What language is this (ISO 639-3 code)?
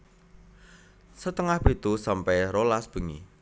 jav